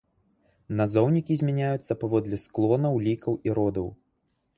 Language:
Belarusian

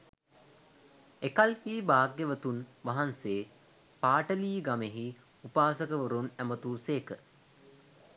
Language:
Sinhala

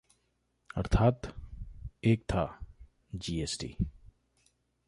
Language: Hindi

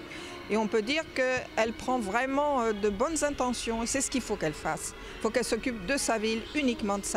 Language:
French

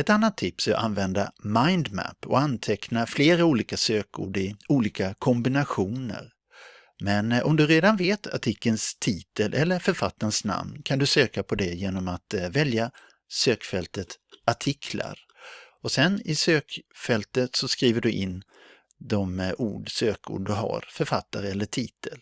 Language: Swedish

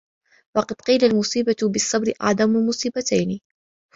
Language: Arabic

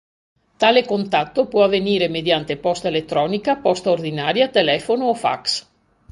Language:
Italian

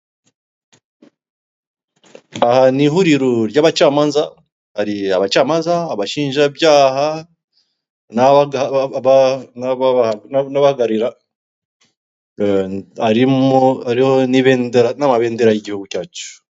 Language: Kinyarwanda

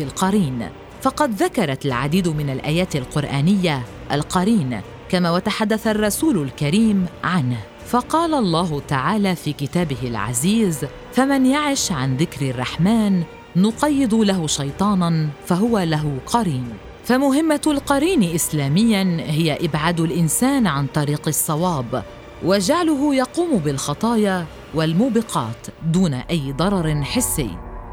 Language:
Arabic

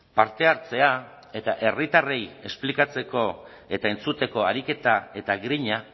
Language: Basque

